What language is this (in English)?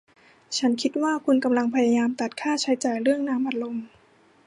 Thai